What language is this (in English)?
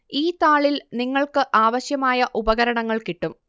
Malayalam